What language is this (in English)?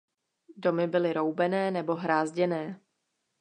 Czech